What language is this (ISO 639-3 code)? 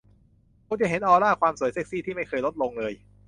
tha